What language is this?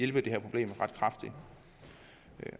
Danish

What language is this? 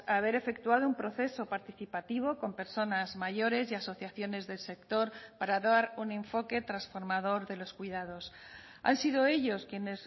Spanish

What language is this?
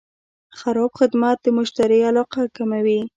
Pashto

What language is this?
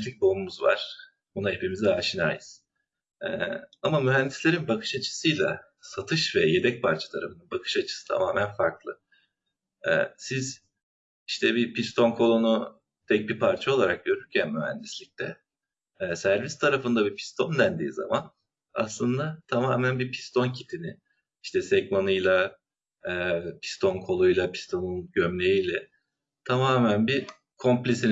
Turkish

